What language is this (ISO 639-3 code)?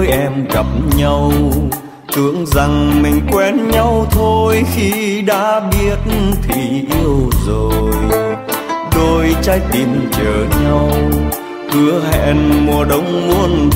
vie